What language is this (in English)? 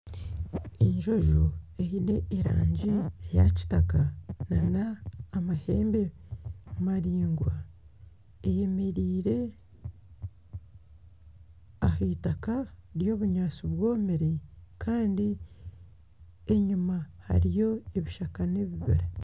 Nyankole